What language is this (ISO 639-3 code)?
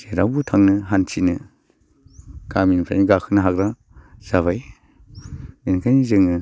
brx